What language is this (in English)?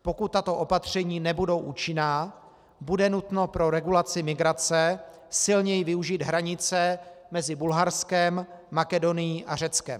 Czech